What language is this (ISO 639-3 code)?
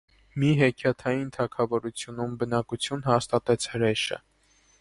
hye